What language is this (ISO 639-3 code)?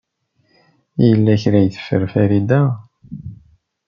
kab